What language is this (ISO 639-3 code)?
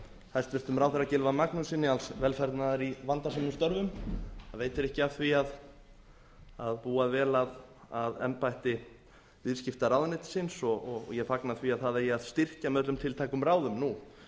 isl